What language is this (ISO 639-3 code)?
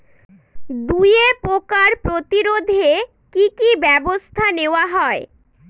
ben